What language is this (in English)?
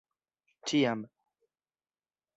Esperanto